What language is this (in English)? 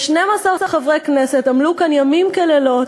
Hebrew